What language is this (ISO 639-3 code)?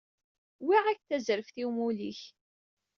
kab